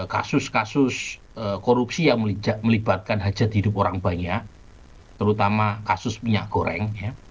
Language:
Indonesian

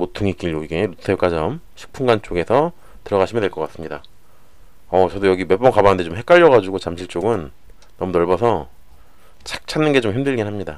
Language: Korean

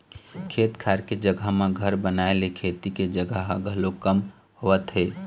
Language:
Chhattisgarhi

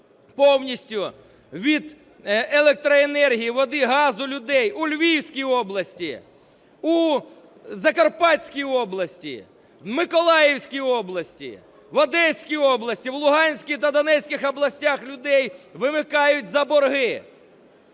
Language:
Ukrainian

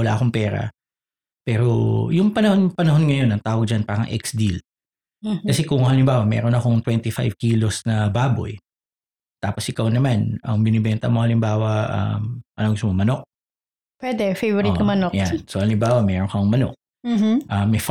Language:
Filipino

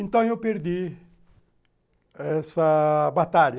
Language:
Portuguese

